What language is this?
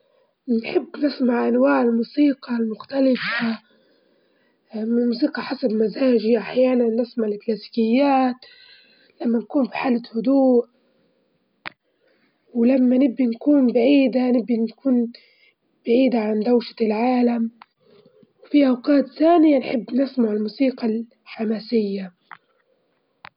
Libyan Arabic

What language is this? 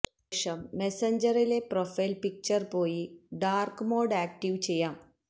Malayalam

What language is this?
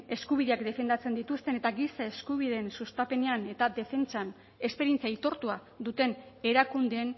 Basque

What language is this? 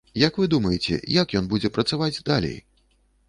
Belarusian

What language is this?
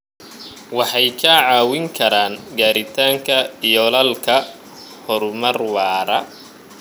Somali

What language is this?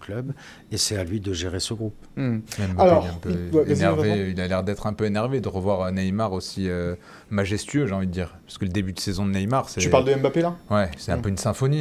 French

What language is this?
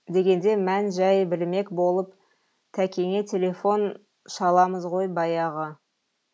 Kazakh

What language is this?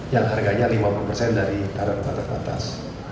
Indonesian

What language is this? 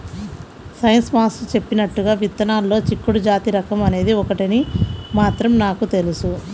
Telugu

